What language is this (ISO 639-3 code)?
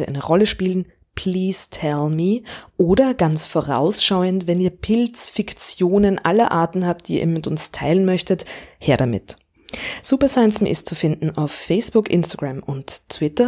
deu